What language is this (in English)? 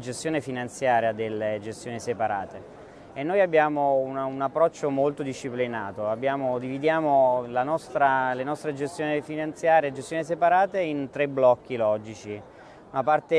Italian